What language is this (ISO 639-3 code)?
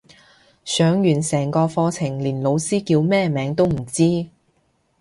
yue